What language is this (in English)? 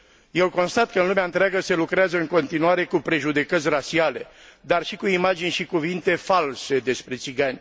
Romanian